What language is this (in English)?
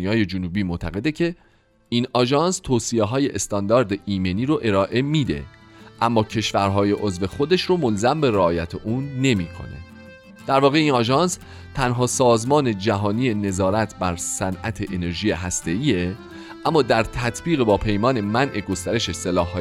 Persian